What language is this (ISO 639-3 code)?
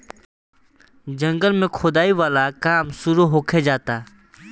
bho